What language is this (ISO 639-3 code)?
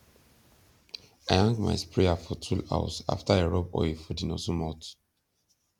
pcm